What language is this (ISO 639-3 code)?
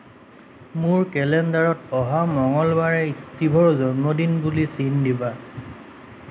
asm